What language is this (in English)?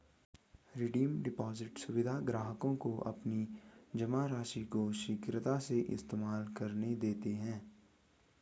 Hindi